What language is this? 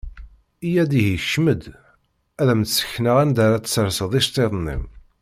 Kabyle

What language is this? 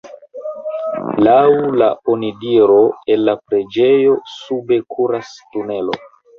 Esperanto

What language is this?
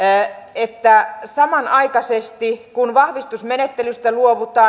Finnish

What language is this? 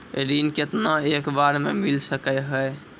Maithili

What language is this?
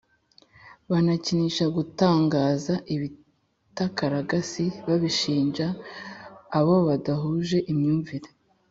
Kinyarwanda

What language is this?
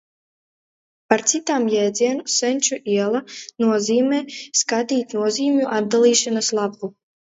Latvian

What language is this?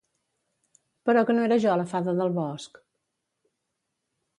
Catalan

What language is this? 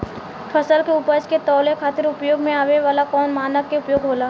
Bhojpuri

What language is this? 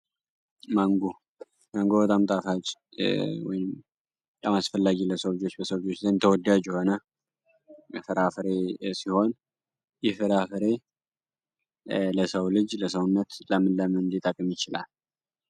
Amharic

